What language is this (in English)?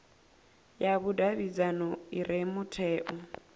Venda